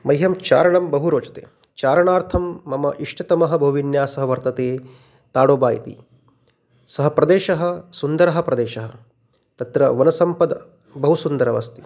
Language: Sanskrit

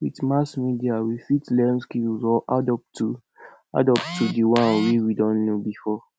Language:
Nigerian Pidgin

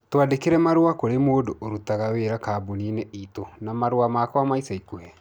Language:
Kikuyu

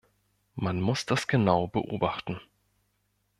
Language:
German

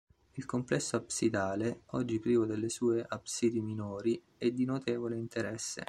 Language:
Italian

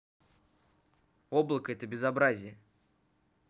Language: Russian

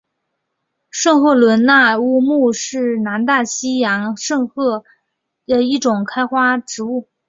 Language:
Chinese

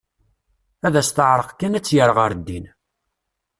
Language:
Kabyle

